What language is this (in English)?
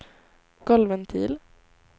Swedish